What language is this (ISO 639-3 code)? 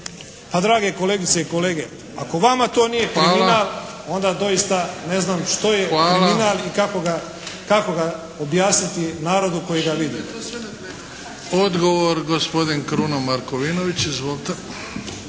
hrv